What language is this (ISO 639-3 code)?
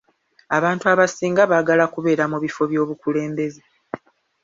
lug